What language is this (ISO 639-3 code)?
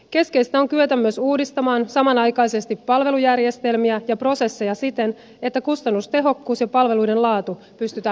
fin